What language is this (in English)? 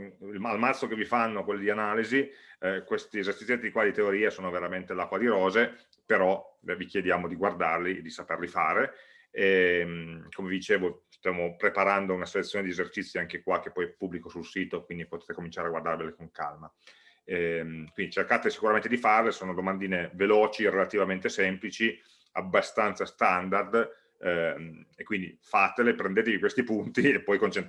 Italian